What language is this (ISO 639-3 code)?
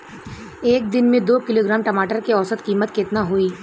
bho